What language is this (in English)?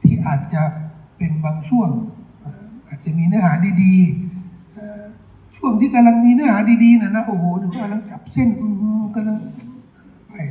Thai